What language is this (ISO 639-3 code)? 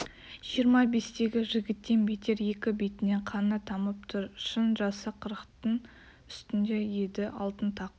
kaz